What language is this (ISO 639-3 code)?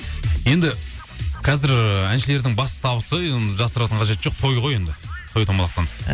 kaz